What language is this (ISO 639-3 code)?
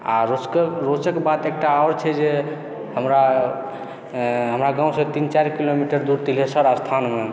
mai